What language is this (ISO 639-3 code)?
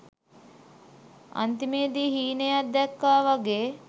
sin